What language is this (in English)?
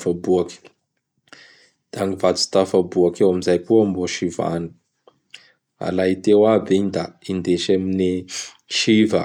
Bara Malagasy